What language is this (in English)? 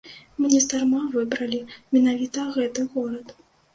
Belarusian